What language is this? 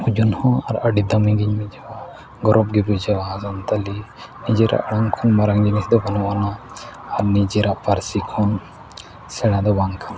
Santali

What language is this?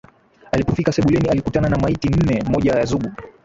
Swahili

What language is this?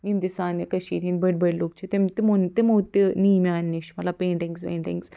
Kashmiri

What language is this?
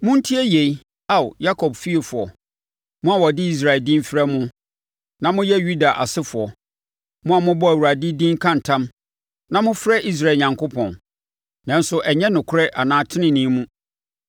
Akan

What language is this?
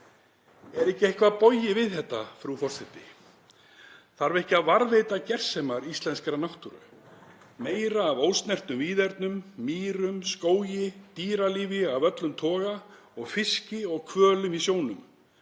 Icelandic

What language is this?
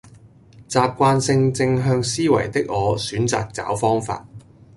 Cantonese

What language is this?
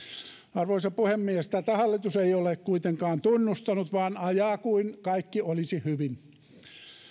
Finnish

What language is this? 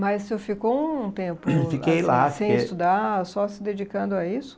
Portuguese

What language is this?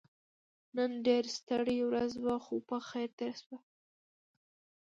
Pashto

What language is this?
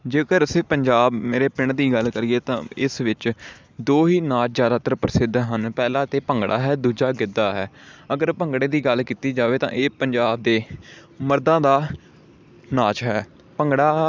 Punjabi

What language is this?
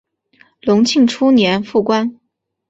Chinese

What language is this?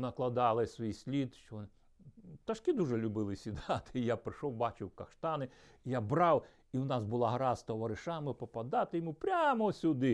Ukrainian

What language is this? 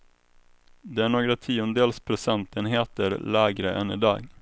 Swedish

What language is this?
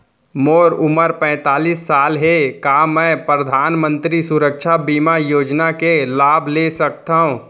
Chhattisgarhi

